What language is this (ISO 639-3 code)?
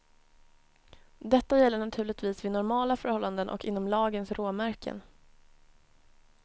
swe